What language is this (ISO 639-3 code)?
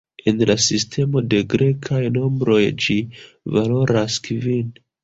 epo